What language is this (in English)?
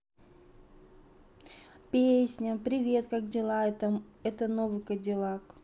Russian